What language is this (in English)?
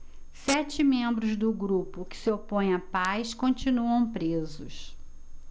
Portuguese